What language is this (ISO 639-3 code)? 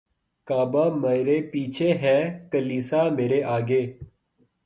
urd